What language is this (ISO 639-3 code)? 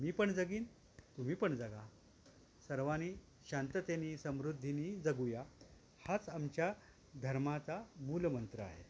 mar